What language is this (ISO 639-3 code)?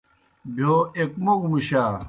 plk